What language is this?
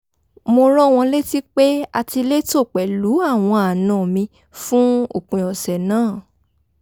Yoruba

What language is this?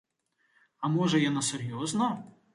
Belarusian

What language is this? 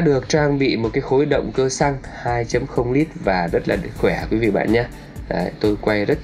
Vietnamese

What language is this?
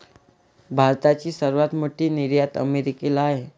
Marathi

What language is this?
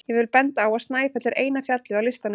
Icelandic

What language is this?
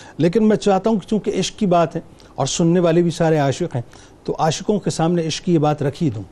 Urdu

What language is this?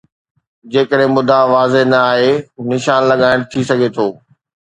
Sindhi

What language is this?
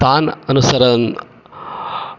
Sanskrit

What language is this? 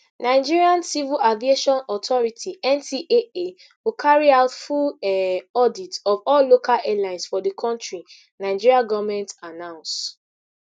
Nigerian Pidgin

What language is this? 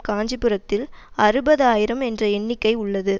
Tamil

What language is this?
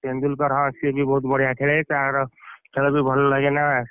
Odia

